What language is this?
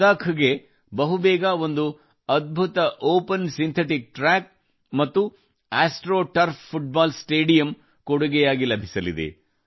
Kannada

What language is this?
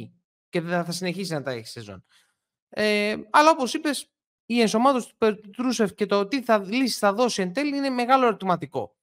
Greek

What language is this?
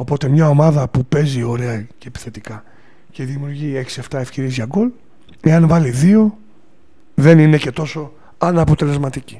Greek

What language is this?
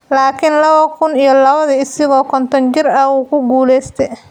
Somali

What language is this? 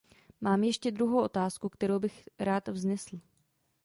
Czech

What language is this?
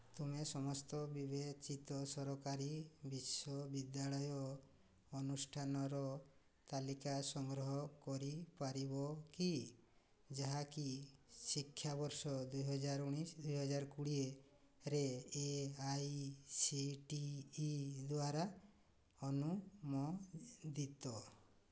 Odia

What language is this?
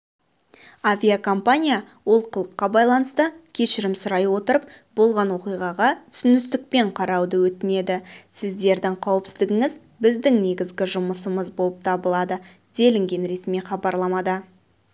Kazakh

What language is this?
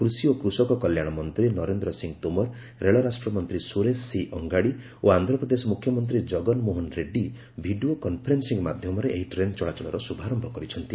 Odia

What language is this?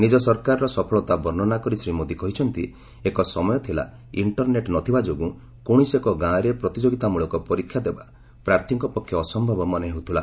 Odia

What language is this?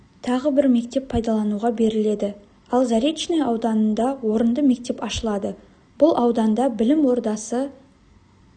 Kazakh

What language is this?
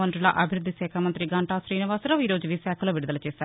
Telugu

